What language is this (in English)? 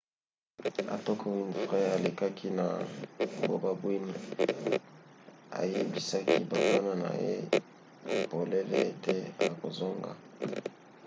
Lingala